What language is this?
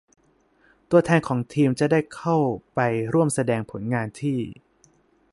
Thai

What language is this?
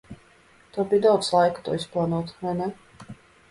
Latvian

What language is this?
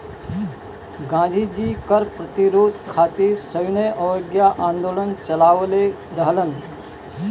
Bhojpuri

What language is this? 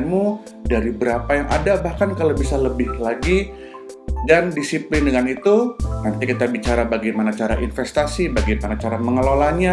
Indonesian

